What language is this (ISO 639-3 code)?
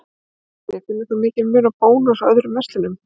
isl